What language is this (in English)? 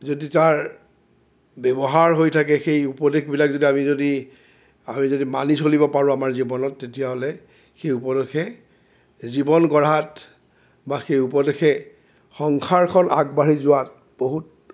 Assamese